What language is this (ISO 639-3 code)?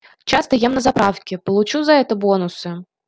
rus